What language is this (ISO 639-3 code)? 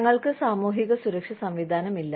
mal